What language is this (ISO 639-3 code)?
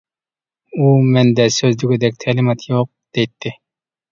uig